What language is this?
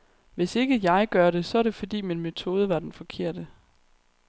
Danish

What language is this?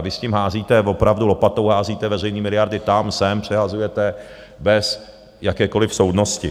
Czech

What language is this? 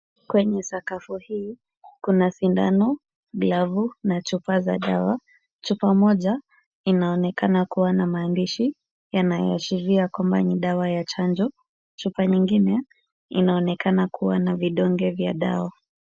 Swahili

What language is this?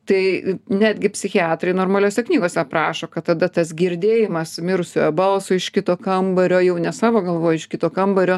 Lithuanian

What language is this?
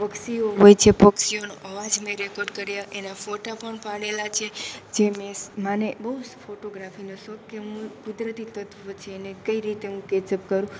Gujarati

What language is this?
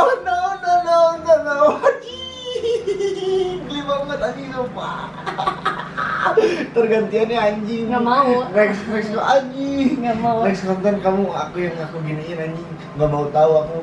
Indonesian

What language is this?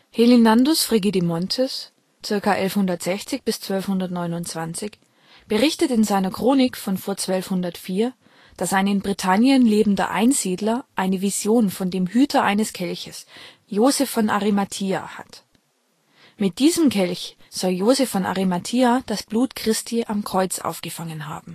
German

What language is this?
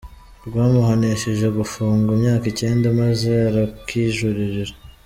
Kinyarwanda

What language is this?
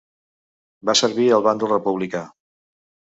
Catalan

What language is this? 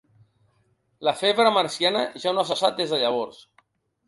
Catalan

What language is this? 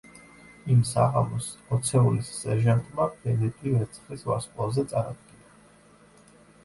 Georgian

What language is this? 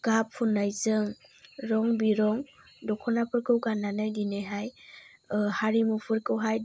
Bodo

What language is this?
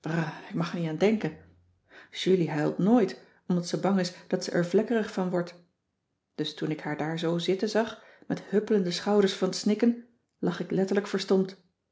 Dutch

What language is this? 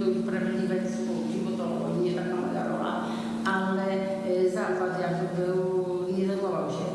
Polish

